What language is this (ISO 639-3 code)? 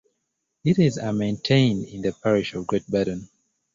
eng